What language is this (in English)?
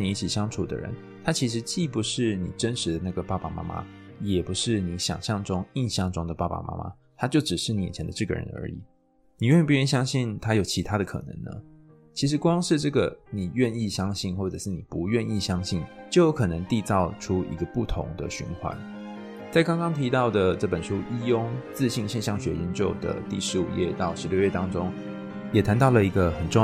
Chinese